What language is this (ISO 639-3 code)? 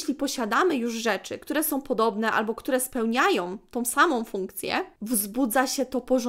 pol